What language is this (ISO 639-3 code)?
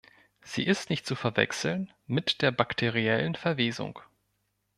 deu